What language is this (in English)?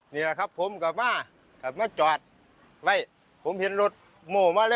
Thai